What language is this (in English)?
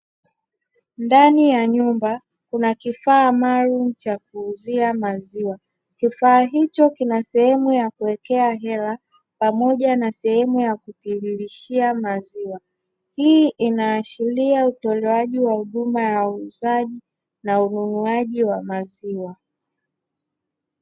Swahili